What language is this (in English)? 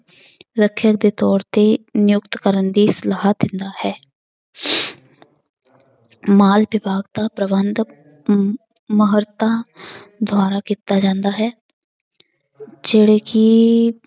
Punjabi